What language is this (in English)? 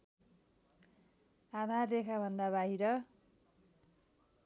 Nepali